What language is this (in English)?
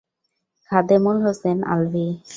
Bangla